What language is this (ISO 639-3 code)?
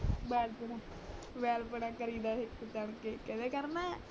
pan